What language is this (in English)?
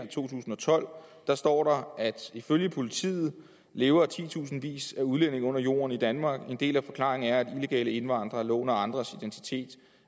Danish